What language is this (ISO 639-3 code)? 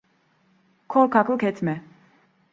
tur